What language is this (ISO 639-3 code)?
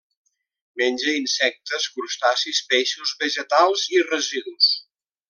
cat